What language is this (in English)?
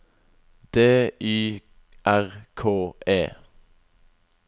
Norwegian